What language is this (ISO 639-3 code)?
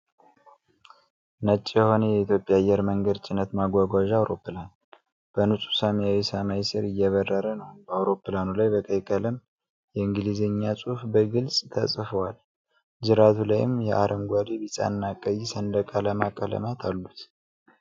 amh